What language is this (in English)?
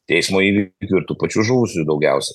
Lithuanian